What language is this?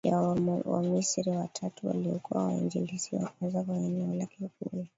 Swahili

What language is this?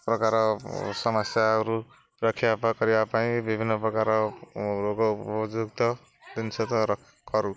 Odia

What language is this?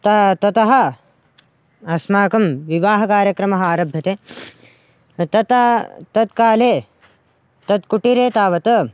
Sanskrit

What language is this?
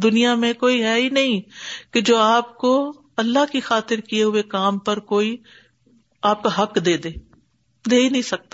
Urdu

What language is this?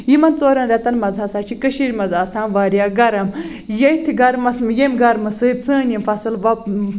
Kashmiri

